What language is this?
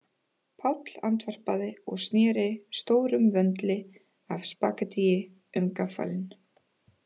Icelandic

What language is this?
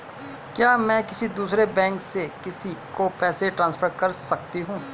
Hindi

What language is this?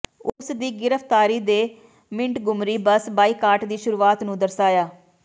Punjabi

